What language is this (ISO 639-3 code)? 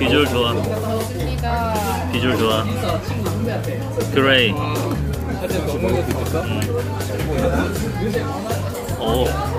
kor